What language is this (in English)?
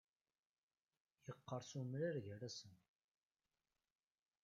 Kabyle